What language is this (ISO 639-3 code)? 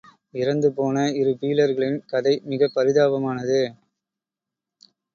tam